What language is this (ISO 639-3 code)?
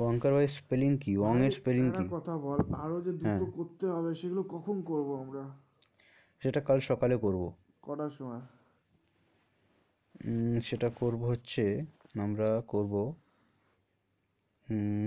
ben